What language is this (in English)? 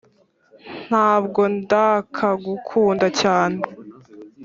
Kinyarwanda